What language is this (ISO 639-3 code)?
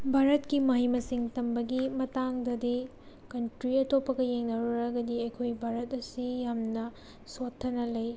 mni